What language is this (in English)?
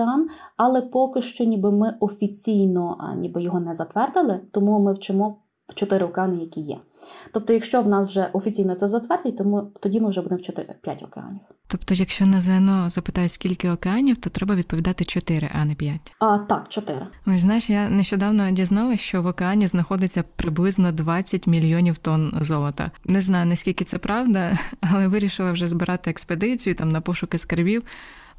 Ukrainian